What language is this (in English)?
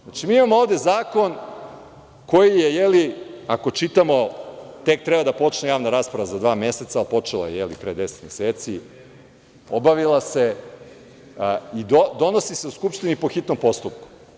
Serbian